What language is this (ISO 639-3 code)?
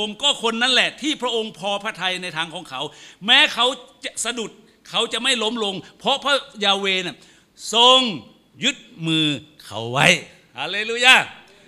tha